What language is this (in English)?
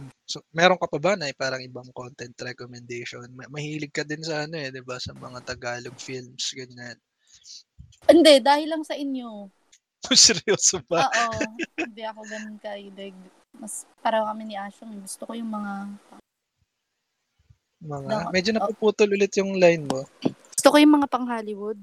Filipino